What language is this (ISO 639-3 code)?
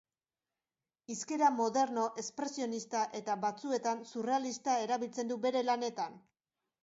eus